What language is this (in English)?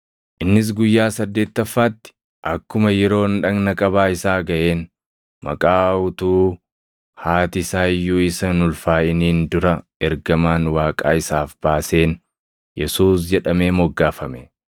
Oromo